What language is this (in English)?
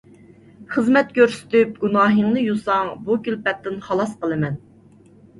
Uyghur